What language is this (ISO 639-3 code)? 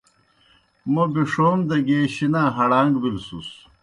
plk